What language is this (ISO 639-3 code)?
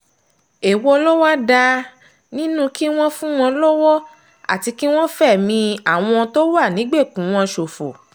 yor